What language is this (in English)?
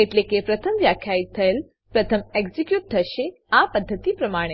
Gujarati